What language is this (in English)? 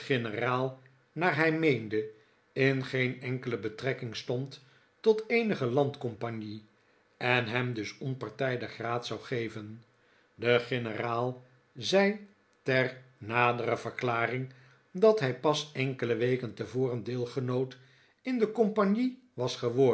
Dutch